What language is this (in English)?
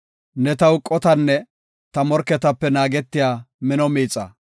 Gofa